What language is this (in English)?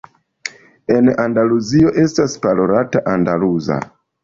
Esperanto